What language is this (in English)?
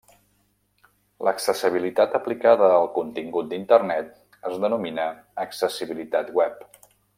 Catalan